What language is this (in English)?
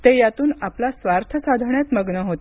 Marathi